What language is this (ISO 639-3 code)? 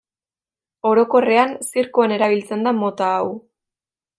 eus